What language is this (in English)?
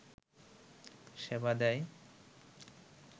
Bangla